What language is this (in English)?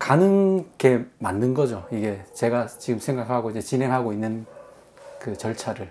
Korean